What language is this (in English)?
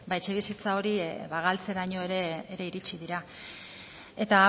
Basque